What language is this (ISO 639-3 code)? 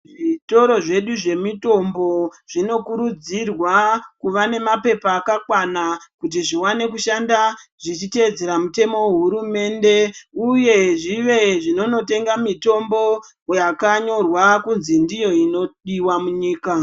ndc